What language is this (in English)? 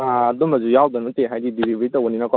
Manipuri